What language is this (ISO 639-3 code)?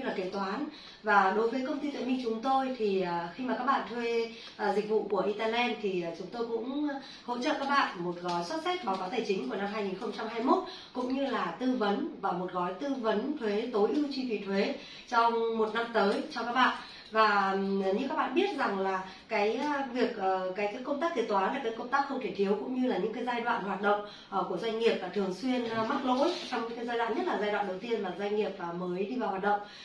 vie